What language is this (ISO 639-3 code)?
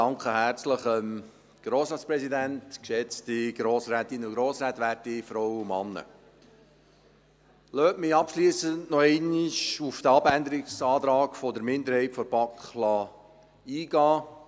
gsw